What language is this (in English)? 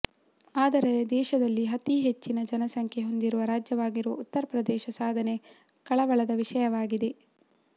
Kannada